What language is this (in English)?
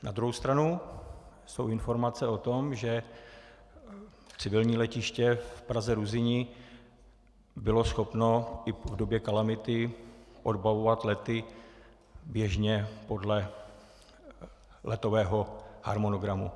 Czech